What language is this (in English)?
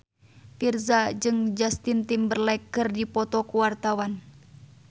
Sundanese